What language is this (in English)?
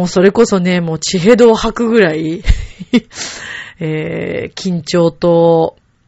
Japanese